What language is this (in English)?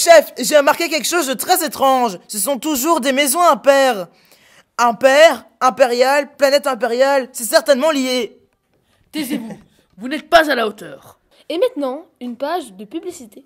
French